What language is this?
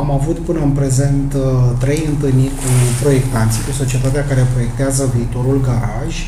Romanian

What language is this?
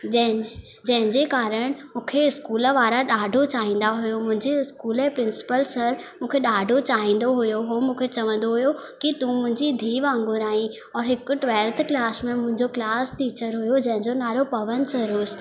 Sindhi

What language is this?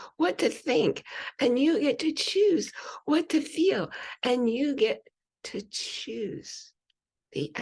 English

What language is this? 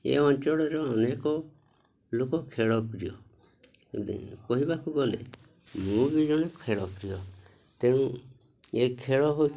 Odia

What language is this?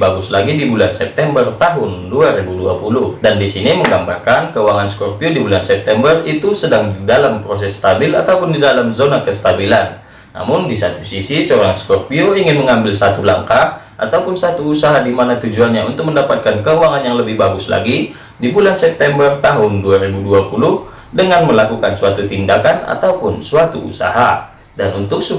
Indonesian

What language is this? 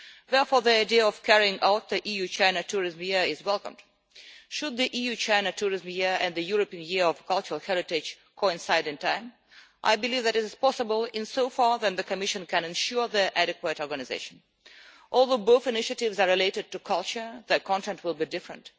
English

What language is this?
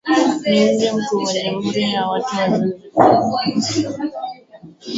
Swahili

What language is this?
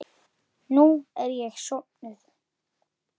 Icelandic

